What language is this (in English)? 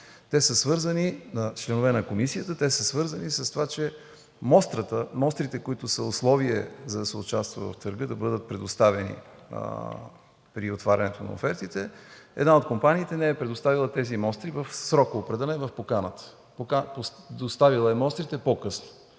Bulgarian